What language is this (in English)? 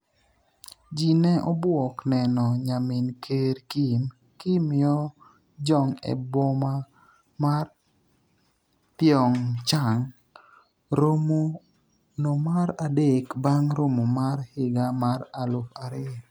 Luo (Kenya and Tanzania)